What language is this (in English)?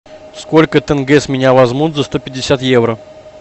Russian